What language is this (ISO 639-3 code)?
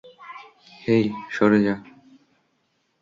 ben